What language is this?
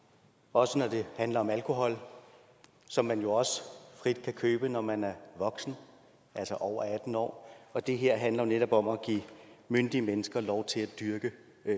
Danish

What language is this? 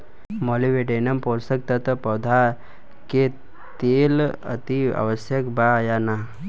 Bhojpuri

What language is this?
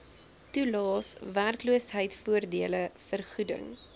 Afrikaans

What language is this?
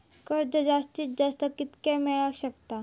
Marathi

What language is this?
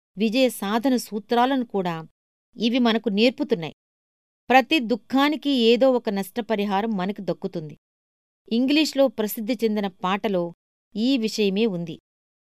Telugu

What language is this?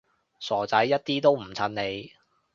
Cantonese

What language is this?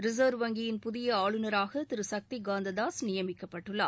Tamil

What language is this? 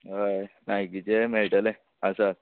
Konkani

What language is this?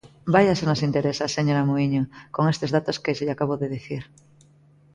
Galician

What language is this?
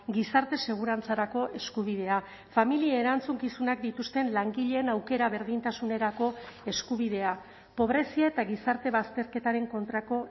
Basque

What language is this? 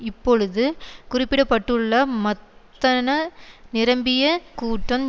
Tamil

